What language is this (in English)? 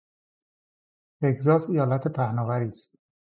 Persian